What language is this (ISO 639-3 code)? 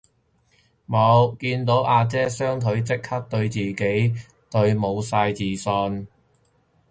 yue